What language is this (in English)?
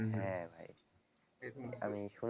Bangla